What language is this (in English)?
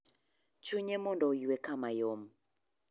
Luo (Kenya and Tanzania)